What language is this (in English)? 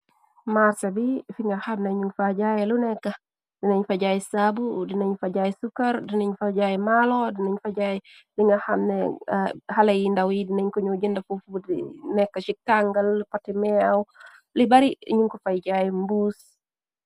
Wolof